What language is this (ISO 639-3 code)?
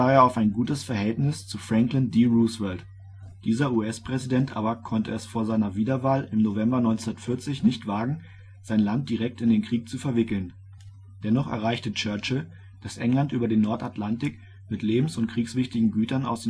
deu